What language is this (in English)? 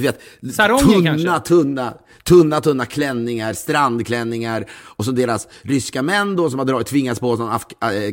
Swedish